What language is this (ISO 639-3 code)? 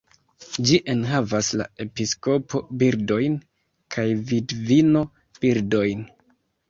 epo